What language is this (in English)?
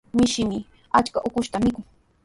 Sihuas Ancash Quechua